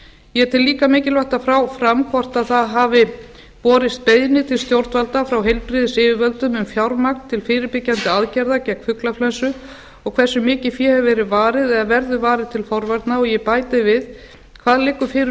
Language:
Icelandic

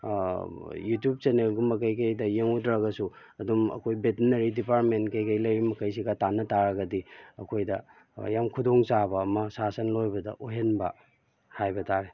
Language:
Manipuri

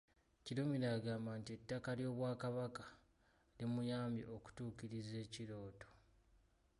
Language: Ganda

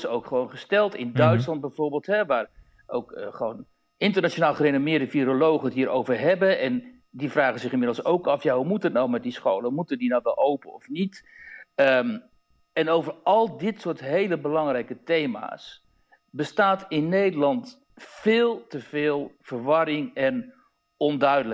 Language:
Dutch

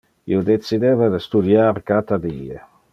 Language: Interlingua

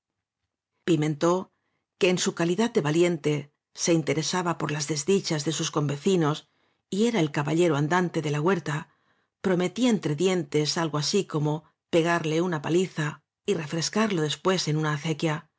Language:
Spanish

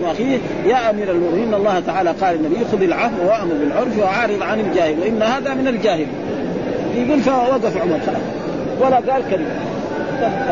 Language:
Arabic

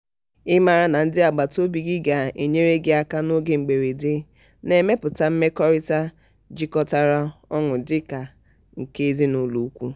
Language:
Igbo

